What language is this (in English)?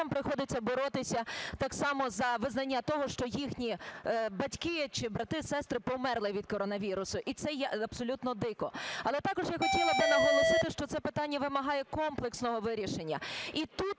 Ukrainian